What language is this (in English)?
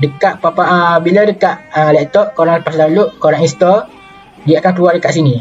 Malay